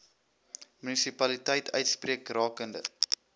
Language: Afrikaans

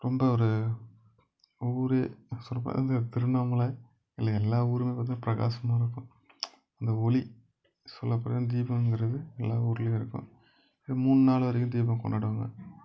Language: Tamil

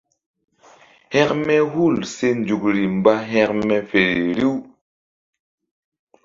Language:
Mbum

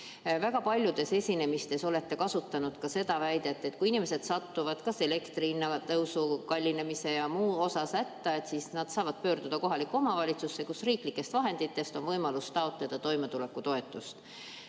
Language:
Estonian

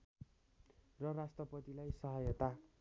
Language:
Nepali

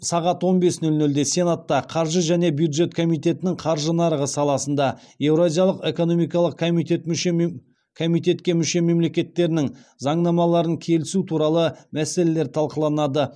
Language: Kazakh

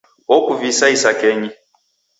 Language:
Taita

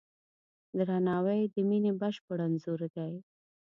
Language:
Pashto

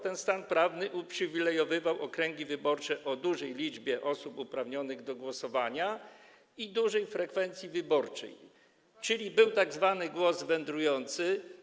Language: Polish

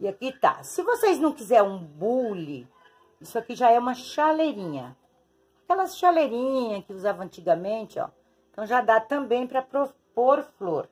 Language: Portuguese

